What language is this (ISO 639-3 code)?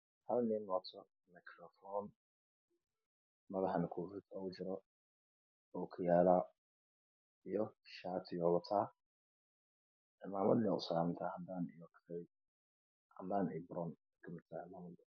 som